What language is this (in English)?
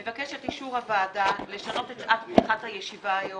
Hebrew